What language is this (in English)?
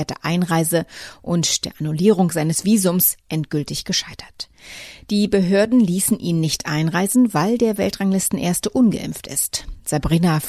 German